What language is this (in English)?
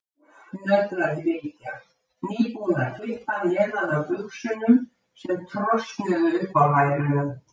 Icelandic